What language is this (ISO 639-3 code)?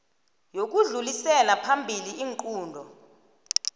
nbl